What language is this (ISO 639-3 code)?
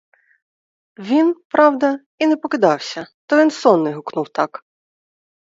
ukr